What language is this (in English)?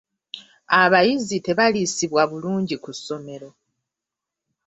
Ganda